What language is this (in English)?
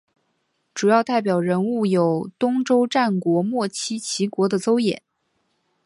Chinese